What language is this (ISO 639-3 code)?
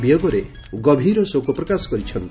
ori